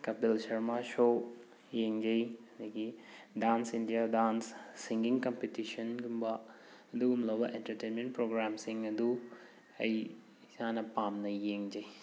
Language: Manipuri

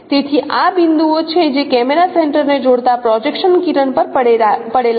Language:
Gujarati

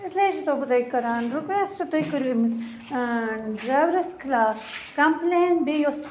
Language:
Kashmiri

